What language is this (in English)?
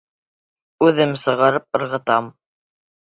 Bashkir